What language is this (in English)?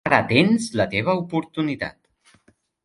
Catalan